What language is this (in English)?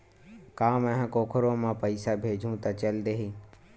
Chhattisgarhi